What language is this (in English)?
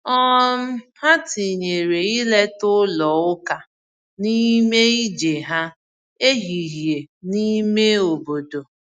Igbo